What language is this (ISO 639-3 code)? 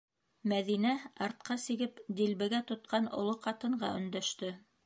bak